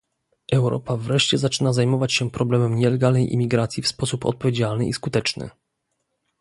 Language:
Polish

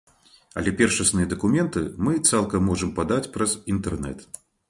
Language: Belarusian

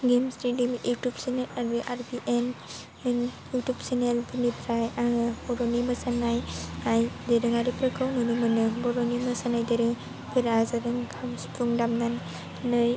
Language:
Bodo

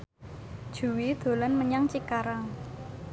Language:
Javanese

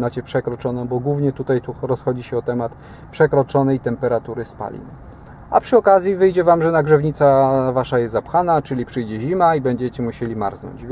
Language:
Polish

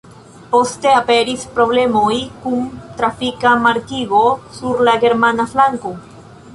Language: Esperanto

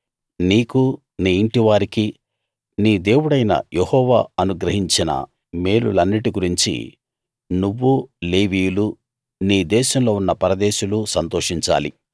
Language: Telugu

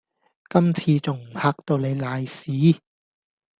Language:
Cantonese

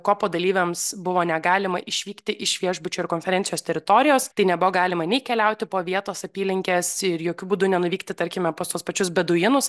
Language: Lithuanian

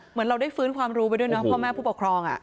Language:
Thai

